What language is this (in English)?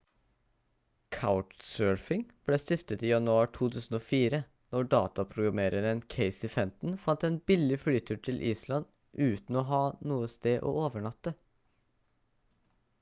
Norwegian Bokmål